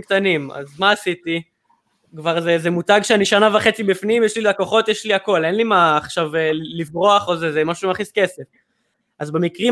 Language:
Hebrew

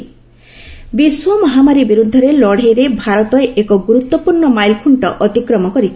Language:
Odia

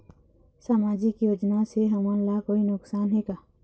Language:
Chhattisgarhi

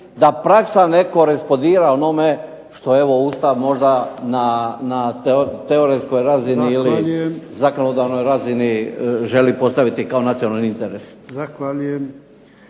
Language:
Croatian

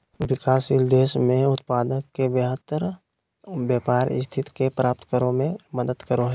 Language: Magahi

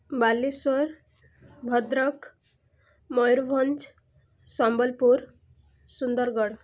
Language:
Odia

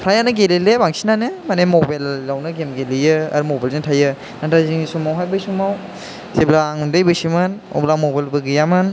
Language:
Bodo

